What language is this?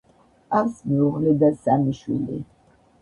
Georgian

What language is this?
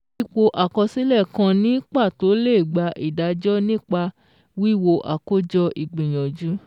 Yoruba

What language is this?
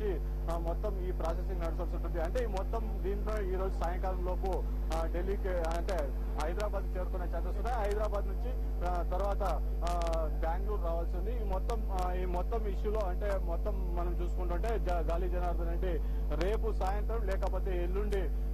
Romanian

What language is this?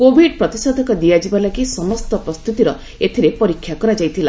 Odia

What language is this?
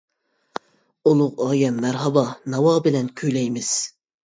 Uyghur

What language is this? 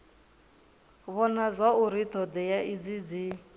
Venda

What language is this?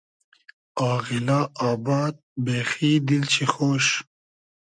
Hazaragi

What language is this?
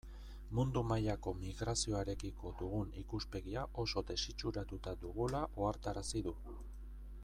Basque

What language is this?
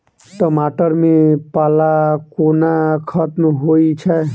Maithili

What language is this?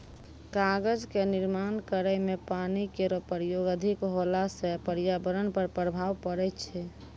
Maithili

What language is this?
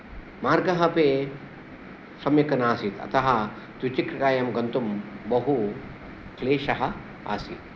Sanskrit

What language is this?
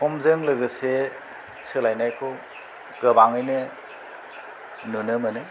Bodo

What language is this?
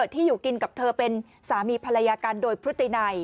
Thai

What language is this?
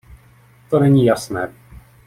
Czech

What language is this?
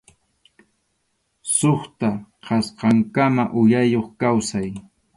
Arequipa-La Unión Quechua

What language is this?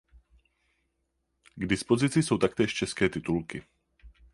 Czech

